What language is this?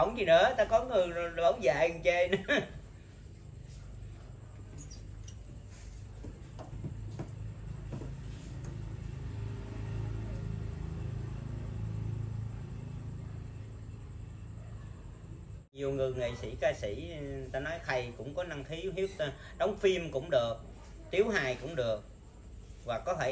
Vietnamese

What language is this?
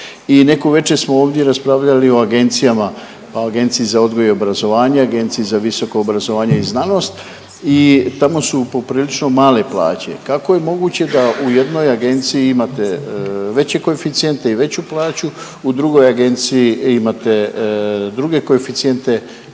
Croatian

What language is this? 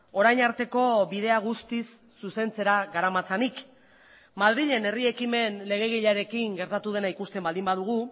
Basque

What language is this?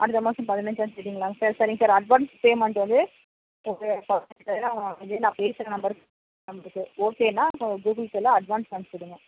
Tamil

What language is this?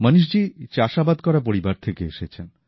Bangla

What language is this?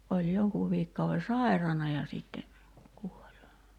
Finnish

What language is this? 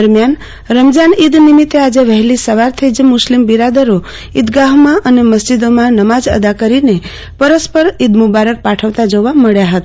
Gujarati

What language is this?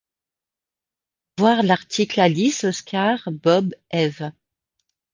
French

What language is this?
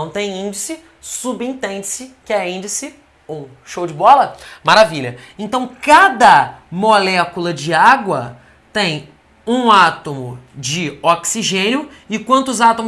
Portuguese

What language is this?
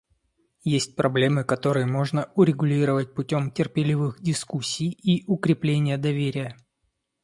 Russian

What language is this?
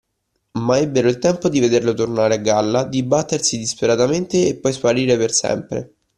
Italian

